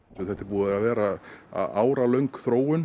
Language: Icelandic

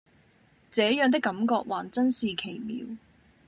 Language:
Cantonese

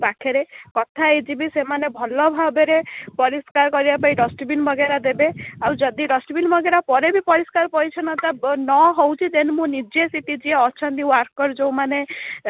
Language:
Odia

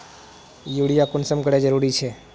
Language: Magahi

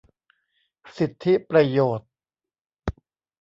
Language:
Thai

